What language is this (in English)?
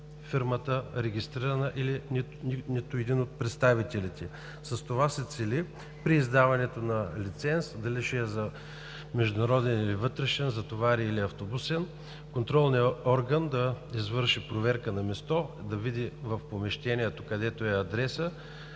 Bulgarian